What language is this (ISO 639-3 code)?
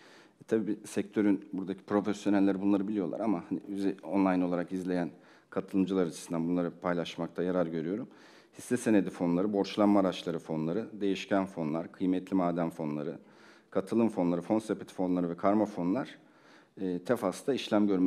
tur